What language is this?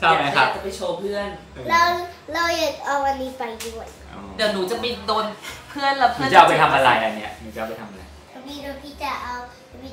Thai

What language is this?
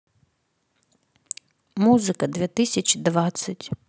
Russian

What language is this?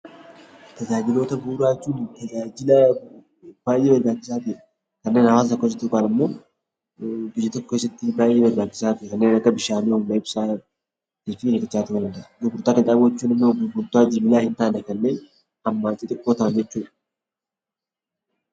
Oromo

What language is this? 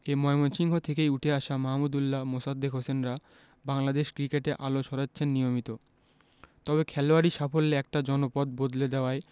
Bangla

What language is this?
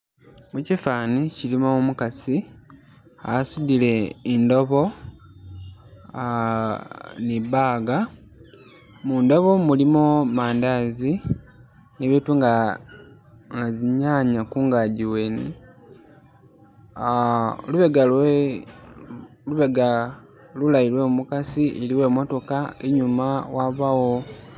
Masaaba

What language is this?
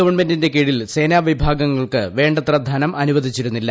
Malayalam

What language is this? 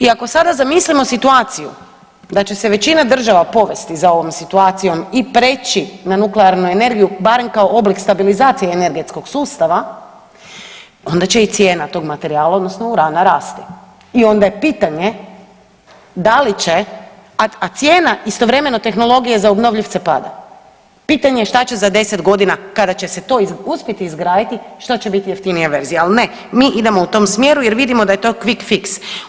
Croatian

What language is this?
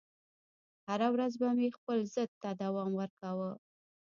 Pashto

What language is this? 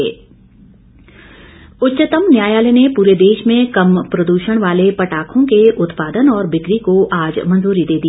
Hindi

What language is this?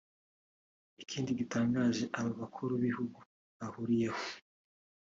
Kinyarwanda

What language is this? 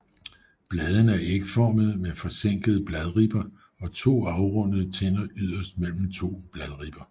Danish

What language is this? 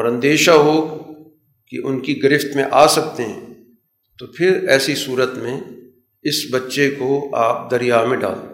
Urdu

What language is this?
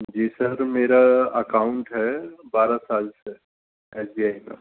Urdu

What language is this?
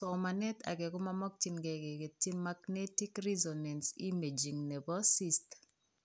Kalenjin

